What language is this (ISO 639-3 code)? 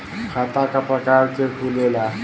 bho